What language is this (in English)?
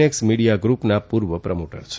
Gujarati